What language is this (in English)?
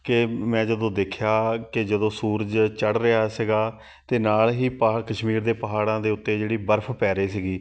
Punjabi